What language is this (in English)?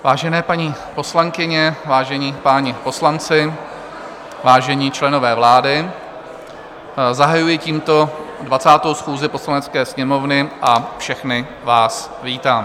Czech